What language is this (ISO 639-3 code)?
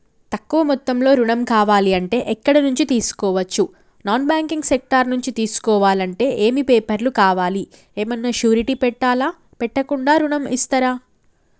tel